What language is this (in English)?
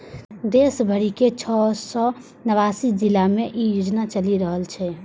Maithili